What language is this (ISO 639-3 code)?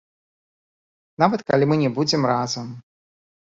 bel